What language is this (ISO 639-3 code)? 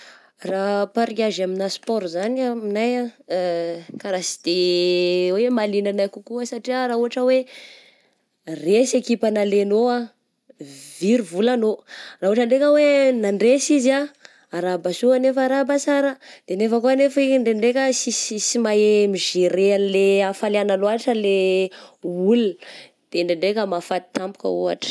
bzc